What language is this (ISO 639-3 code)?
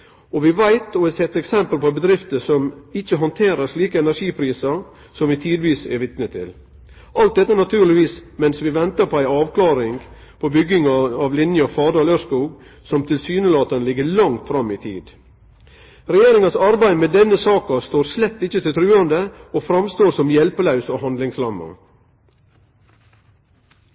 nno